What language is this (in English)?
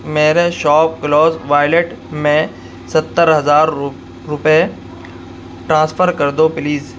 Urdu